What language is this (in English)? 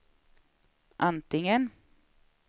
Swedish